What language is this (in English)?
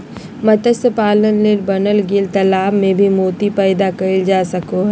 Magahi